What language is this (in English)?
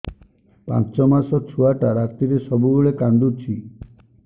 Odia